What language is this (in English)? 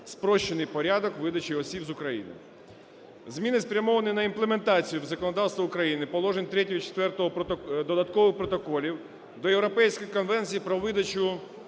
Ukrainian